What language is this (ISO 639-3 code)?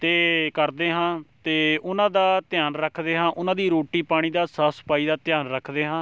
pan